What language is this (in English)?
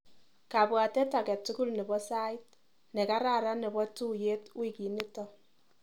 Kalenjin